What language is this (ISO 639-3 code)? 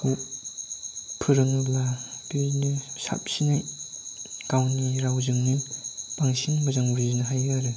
brx